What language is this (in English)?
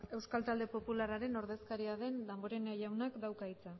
Basque